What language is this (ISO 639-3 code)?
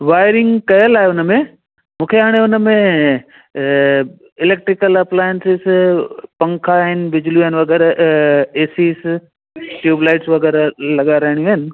snd